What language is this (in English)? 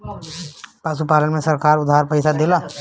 Bhojpuri